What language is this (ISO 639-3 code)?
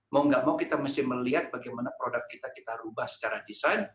ind